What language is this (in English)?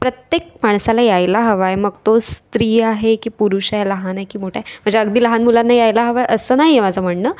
Marathi